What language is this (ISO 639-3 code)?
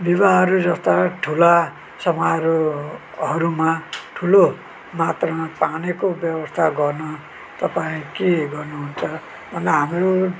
nep